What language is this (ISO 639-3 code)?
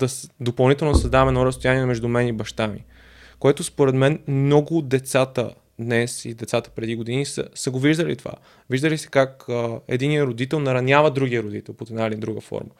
bul